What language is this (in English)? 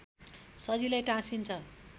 Nepali